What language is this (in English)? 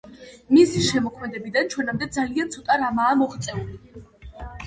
Georgian